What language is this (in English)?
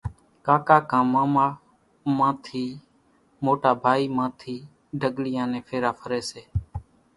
Kachi Koli